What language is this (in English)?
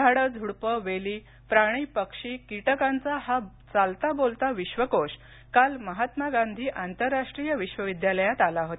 Marathi